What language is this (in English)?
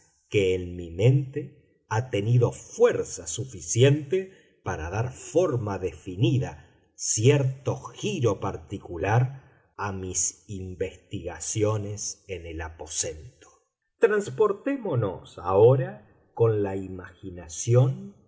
Spanish